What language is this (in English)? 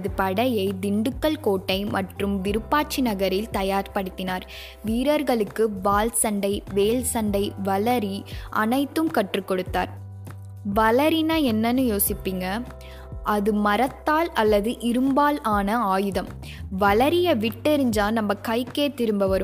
Tamil